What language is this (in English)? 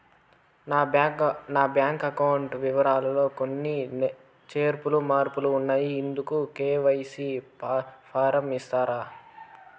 Telugu